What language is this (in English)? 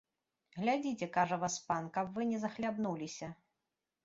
Belarusian